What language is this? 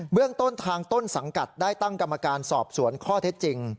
Thai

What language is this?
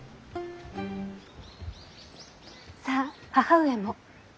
Japanese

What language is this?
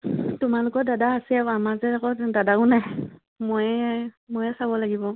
Assamese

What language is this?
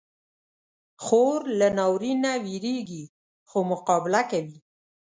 Pashto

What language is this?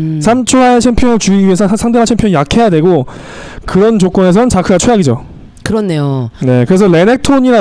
Korean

